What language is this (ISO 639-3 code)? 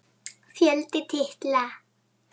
isl